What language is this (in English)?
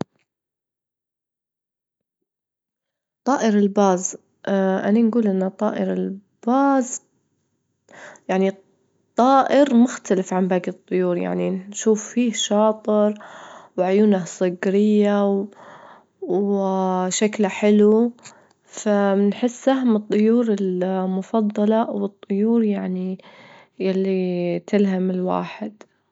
Libyan Arabic